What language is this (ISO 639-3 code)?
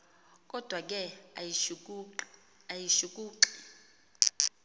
xho